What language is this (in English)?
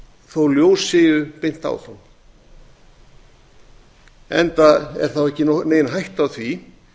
Icelandic